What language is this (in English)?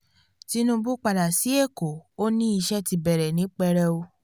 Yoruba